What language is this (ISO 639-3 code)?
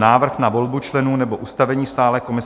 ces